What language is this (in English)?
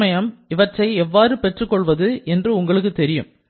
Tamil